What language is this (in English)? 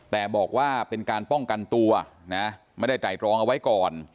Thai